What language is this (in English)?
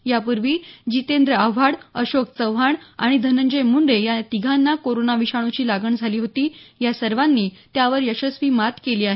Marathi